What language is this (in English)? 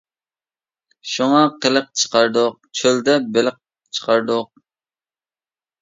Uyghur